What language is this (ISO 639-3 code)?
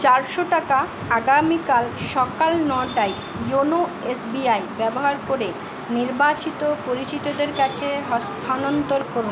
ben